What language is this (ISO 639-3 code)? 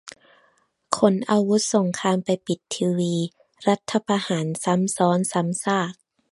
tha